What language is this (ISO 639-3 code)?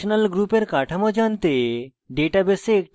ben